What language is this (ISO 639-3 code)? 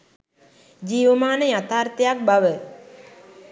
sin